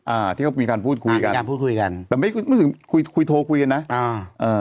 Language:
Thai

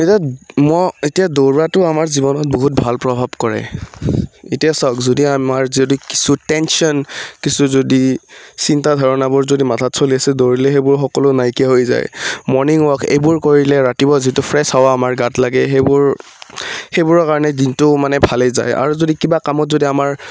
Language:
Assamese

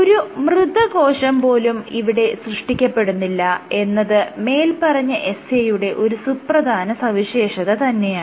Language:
Malayalam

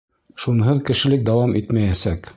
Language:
Bashkir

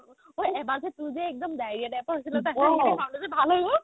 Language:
Assamese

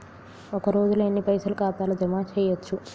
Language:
Telugu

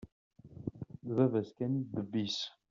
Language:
Kabyle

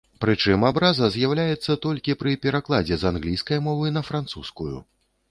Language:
Belarusian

